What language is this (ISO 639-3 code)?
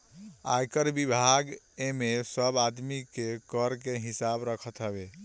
bho